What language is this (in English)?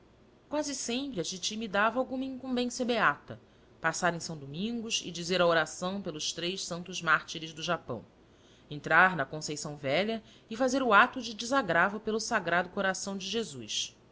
Portuguese